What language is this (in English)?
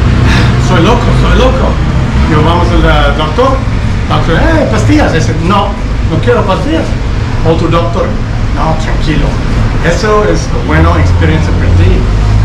Spanish